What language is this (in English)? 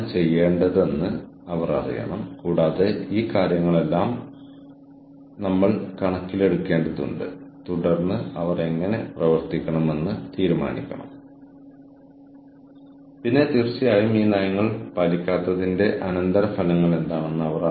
Malayalam